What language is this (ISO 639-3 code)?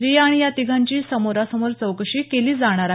mar